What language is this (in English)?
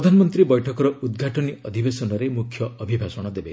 Odia